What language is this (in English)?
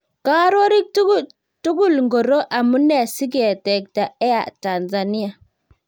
Kalenjin